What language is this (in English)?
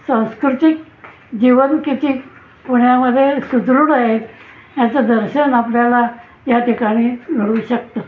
Marathi